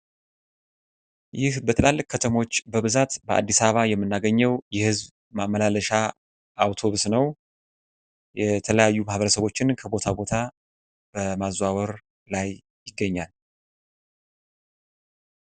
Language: Amharic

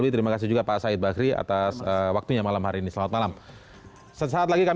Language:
Indonesian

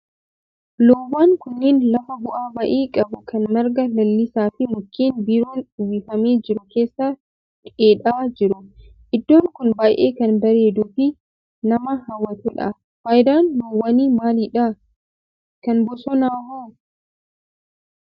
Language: Oromo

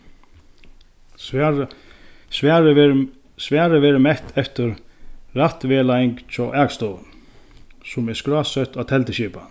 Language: Faroese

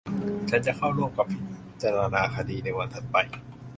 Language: Thai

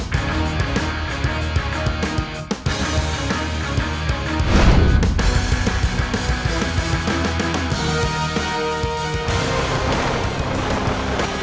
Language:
Indonesian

